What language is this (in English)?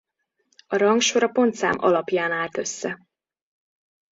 Hungarian